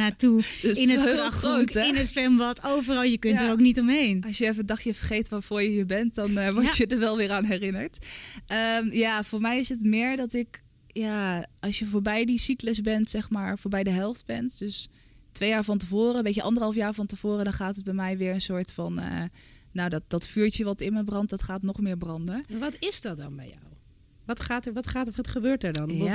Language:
Dutch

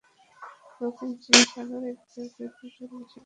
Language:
Bangla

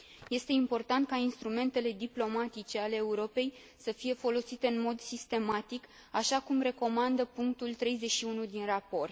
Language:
Romanian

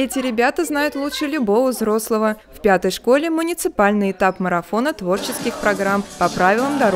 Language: Russian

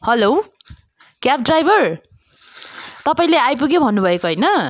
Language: Nepali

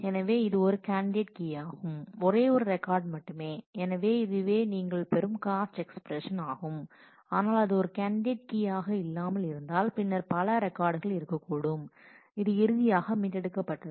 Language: Tamil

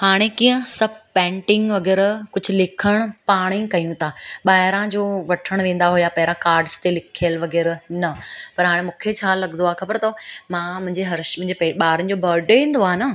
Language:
Sindhi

